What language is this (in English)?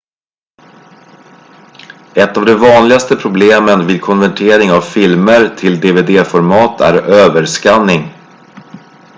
Swedish